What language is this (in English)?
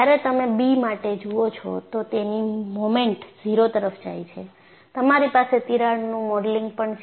Gujarati